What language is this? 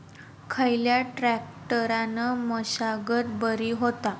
Marathi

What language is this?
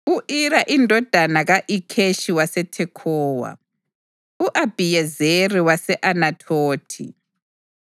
North Ndebele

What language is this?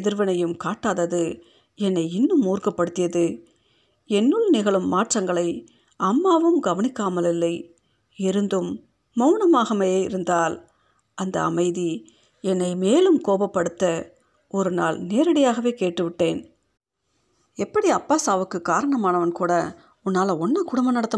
Tamil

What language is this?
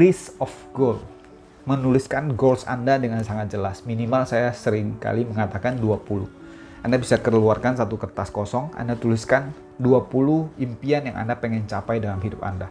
Indonesian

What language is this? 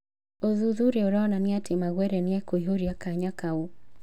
Kikuyu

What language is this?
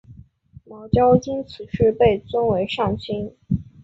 Chinese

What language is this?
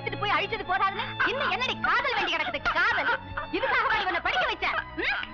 Indonesian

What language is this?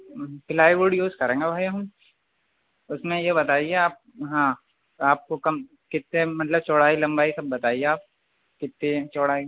Urdu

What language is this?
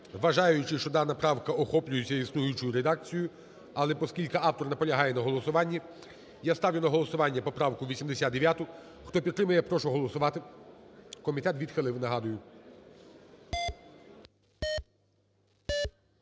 Ukrainian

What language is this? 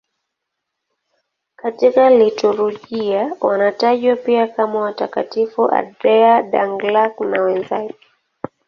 Swahili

